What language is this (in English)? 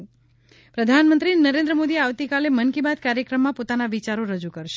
Gujarati